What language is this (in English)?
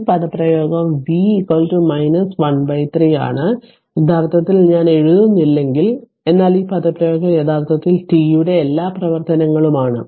Malayalam